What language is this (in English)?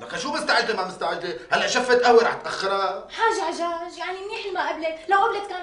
Arabic